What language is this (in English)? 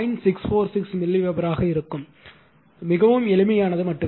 Tamil